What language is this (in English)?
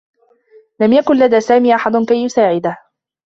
Arabic